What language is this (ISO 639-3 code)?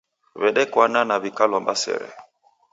dav